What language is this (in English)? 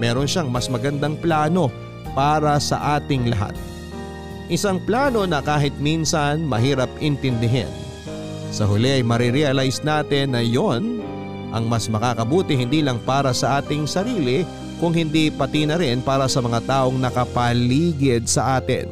Filipino